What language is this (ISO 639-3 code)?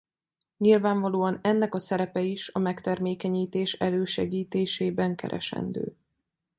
hun